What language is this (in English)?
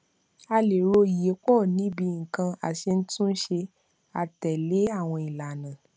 Yoruba